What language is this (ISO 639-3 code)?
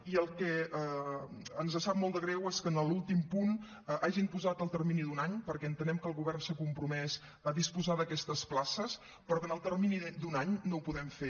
cat